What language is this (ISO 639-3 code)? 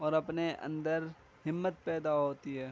urd